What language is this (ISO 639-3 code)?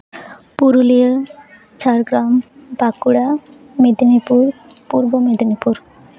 sat